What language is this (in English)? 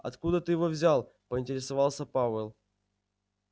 Russian